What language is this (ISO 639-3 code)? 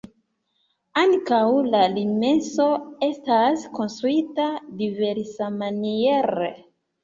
epo